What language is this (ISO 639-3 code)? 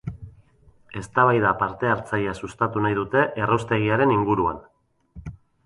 eus